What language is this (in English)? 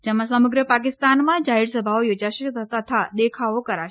Gujarati